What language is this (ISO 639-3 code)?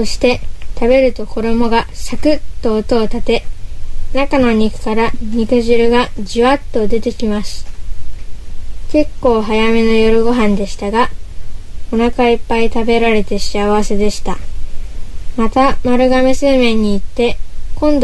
jpn